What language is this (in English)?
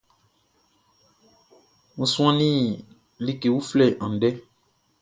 Baoulé